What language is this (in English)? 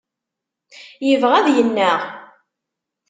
Kabyle